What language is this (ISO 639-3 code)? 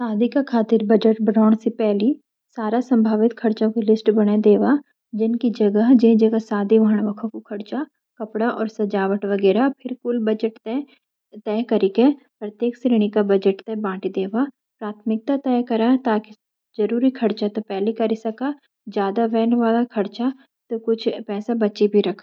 gbm